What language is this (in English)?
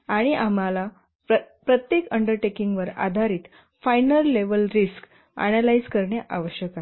Marathi